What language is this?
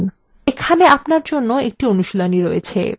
Bangla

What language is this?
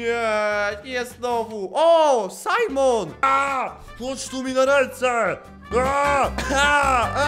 Polish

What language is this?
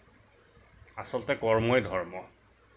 Assamese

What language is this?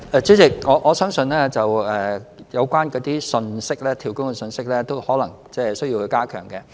Cantonese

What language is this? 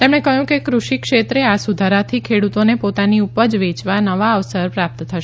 Gujarati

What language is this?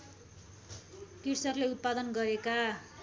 Nepali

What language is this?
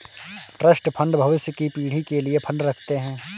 Hindi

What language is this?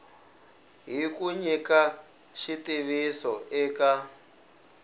Tsonga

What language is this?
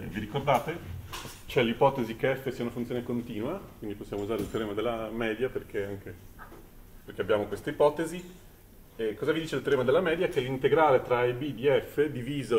Italian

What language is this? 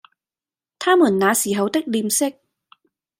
Cantonese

